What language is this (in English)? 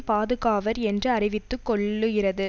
Tamil